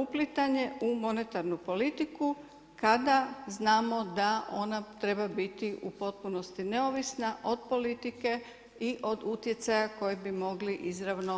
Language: Croatian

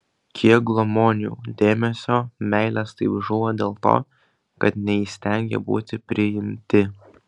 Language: Lithuanian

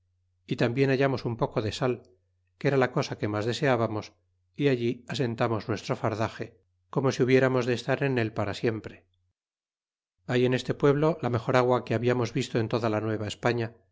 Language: Spanish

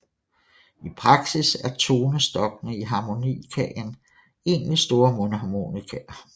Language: Danish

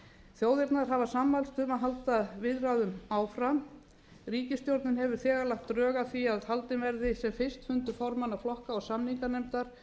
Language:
Icelandic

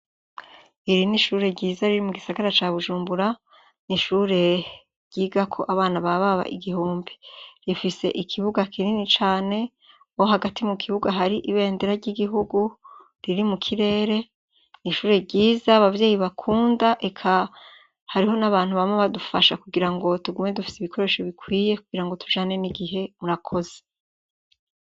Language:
Rundi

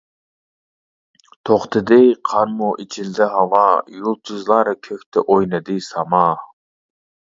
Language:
Uyghur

